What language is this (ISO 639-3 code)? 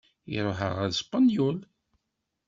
kab